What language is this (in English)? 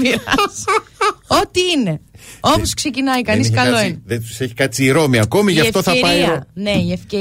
Greek